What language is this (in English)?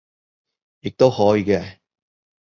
Cantonese